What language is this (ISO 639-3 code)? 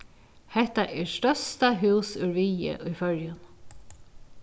fao